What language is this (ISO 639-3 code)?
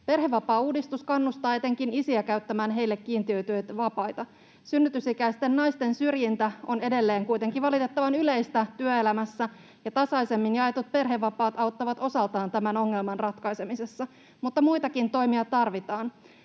fin